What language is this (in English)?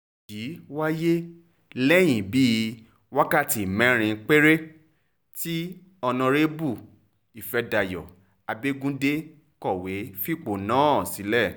Yoruba